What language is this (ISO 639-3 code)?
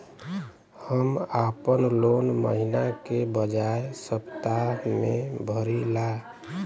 bho